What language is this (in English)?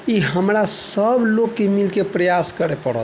Maithili